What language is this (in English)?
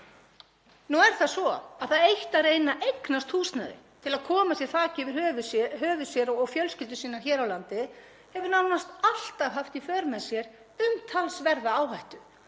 Icelandic